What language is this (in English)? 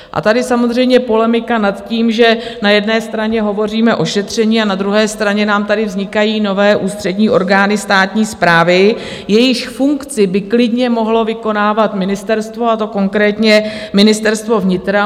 Czech